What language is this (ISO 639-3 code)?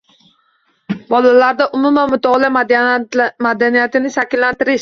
uzb